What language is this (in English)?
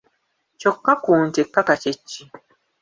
Ganda